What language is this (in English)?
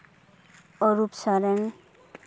Santali